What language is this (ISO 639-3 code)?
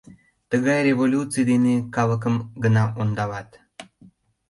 chm